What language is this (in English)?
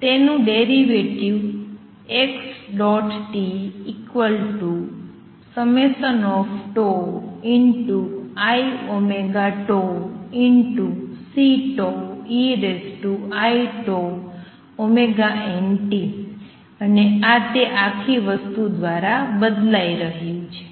Gujarati